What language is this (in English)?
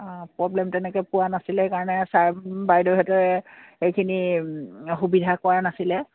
Assamese